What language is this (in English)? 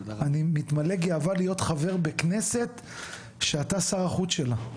Hebrew